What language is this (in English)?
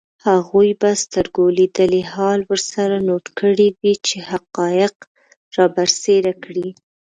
Pashto